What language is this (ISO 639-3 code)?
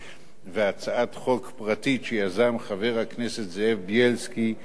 heb